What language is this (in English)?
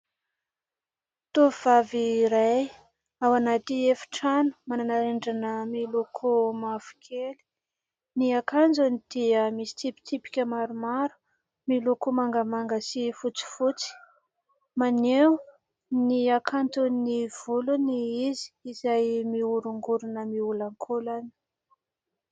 Malagasy